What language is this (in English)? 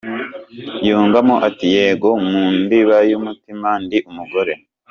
Kinyarwanda